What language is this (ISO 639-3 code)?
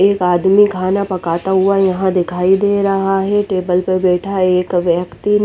hin